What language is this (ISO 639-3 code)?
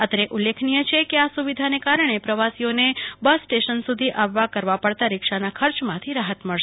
guj